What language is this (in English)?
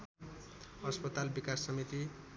Nepali